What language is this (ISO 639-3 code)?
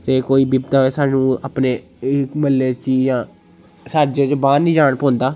doi